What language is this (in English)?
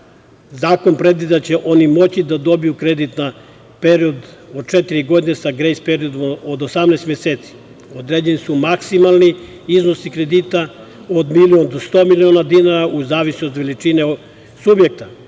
Serbian